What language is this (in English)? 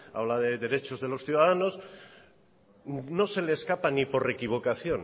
Spanish